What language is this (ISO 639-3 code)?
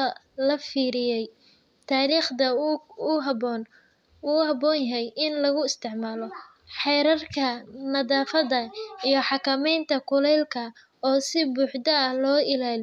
som